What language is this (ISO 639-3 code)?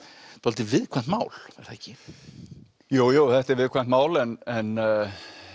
isl